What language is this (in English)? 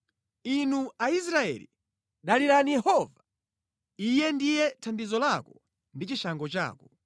Nyanja